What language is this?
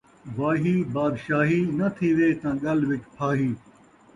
Saraiki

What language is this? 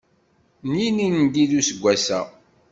Kabyle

